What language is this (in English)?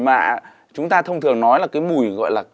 Vietnamese